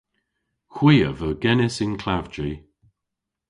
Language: Cornish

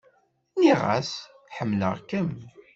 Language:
Kabyle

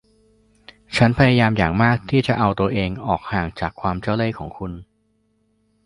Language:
Thai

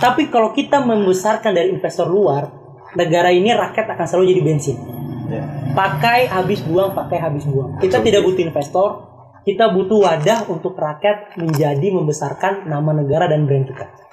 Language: Indonesian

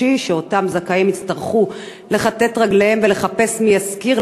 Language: Hebrew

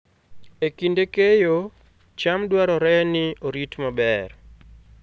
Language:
Luo (Kenya and Tanzania)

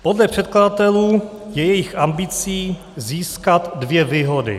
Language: Czech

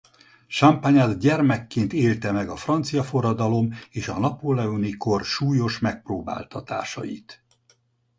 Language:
Hungarian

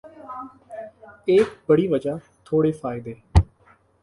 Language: Urdu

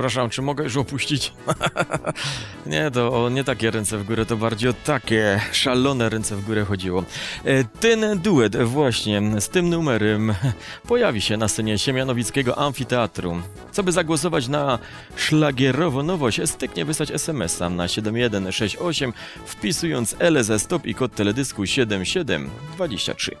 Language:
Polish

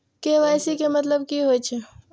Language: Maithili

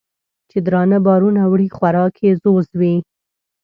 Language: Pashto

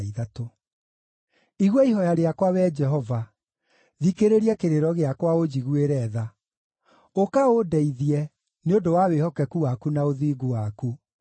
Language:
Kikuyu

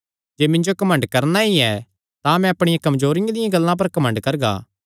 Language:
Kangri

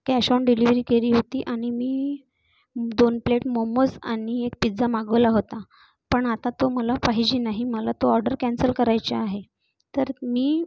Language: Marathi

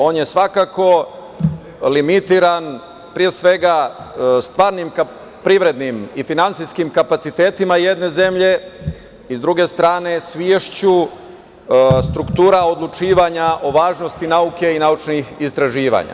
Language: Serbian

